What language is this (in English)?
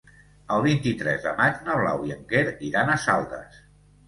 Catalan